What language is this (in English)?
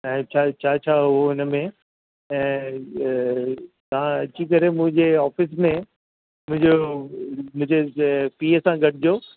Sindhi